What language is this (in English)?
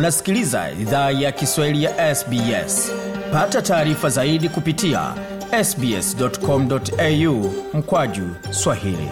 Swahili